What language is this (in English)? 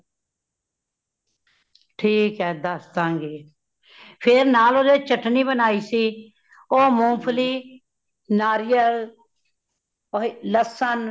Punjabi